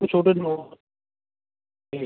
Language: Punjabi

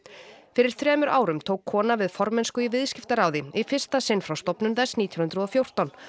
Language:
Icelandic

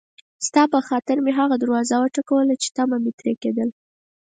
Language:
Pashto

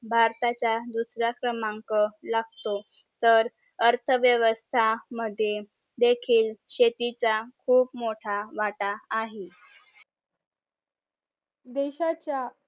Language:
Marathi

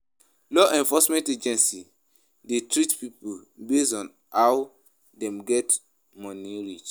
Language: Nigerian Pidgin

